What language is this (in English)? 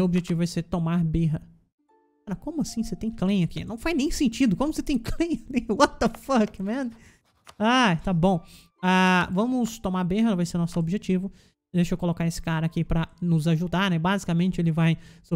Portuguese